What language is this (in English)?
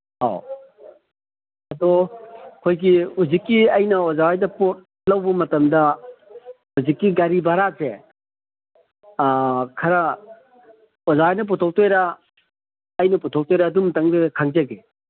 Manipuri